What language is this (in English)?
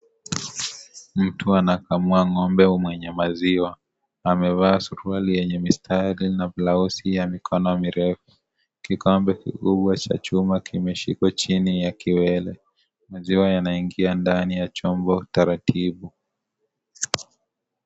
Swahili